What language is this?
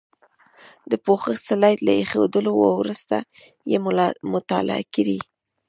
Pashto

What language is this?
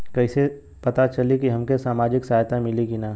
Bhojpuri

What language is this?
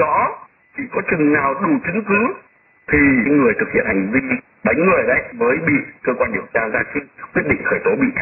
Vietnamese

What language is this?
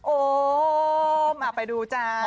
Thai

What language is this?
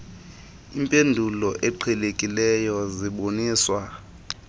Xhosa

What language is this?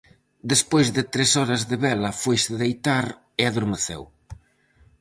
Galician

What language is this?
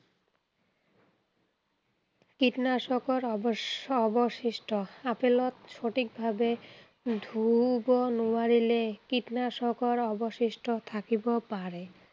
Assamese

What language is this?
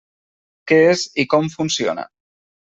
Catalan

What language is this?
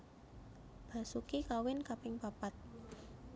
Javanese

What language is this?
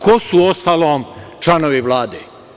Serbian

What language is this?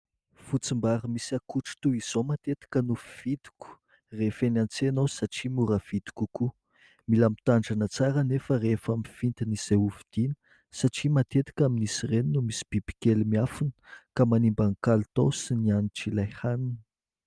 Malagasy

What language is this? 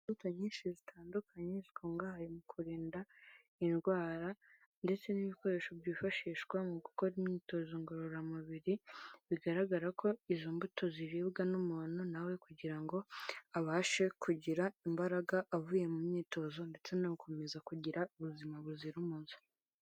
Kinyarwanda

